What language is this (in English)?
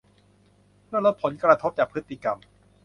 Thai